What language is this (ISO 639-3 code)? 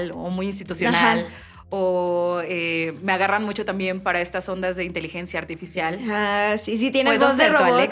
spa